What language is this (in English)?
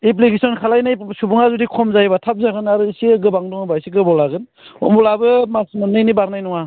Bodo